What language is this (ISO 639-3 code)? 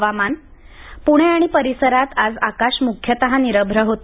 mar